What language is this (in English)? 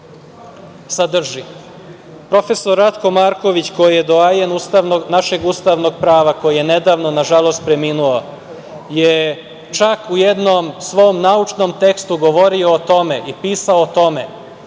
Serbian